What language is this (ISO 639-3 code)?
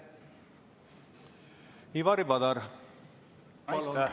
est